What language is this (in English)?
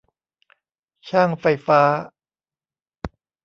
Thai